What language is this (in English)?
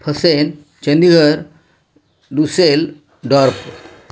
Marathi